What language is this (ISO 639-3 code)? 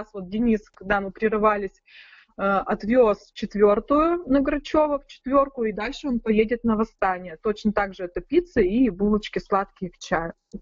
rus